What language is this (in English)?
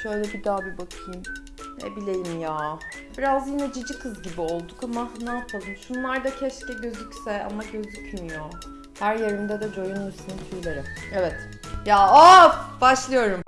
Turkish